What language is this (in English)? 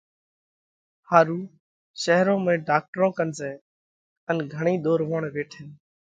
Parkari Koli